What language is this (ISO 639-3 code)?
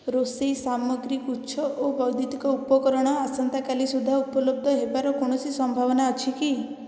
ori